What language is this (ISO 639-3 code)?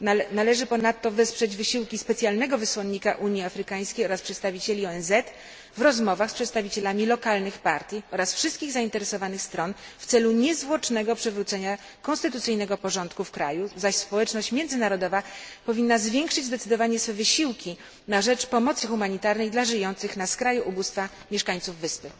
pol